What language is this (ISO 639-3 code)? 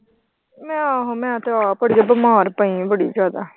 pan